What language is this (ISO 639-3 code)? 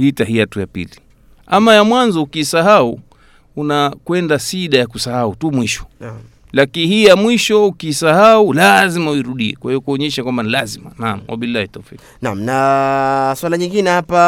swa